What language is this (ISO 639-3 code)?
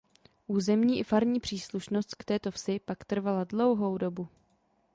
ces